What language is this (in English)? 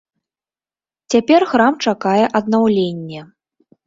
Belarusian